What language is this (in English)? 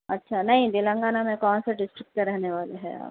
Urdu